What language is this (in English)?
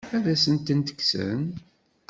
Kabyle